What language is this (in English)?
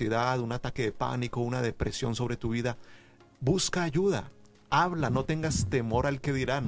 Spanish